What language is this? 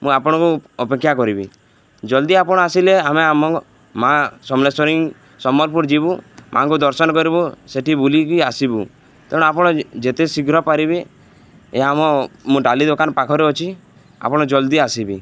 Odia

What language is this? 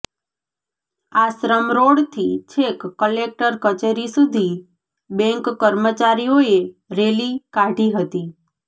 Gujarati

